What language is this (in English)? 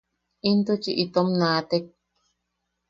Yaqui